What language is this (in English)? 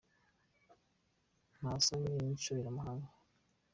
Kinyarwanda